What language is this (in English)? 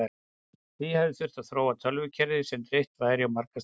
Icelandic